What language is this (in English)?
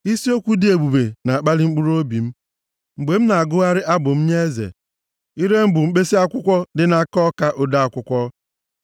Igbo